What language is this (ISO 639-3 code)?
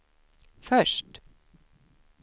swe